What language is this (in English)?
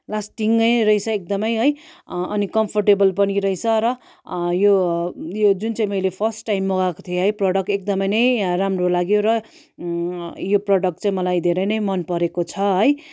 Nepali